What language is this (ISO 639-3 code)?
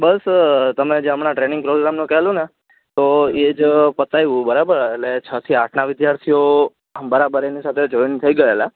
guj